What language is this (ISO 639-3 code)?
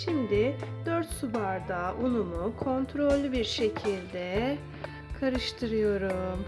tur